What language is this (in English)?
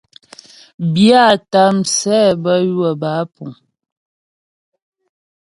Ghomala